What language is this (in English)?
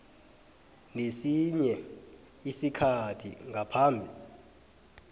South Ndebele